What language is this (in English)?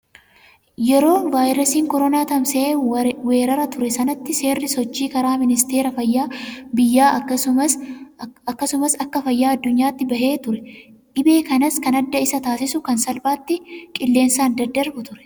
Oromo